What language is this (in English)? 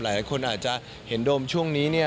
Thai